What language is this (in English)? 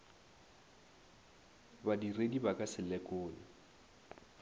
Northern Sotho